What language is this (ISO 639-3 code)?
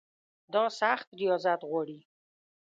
pus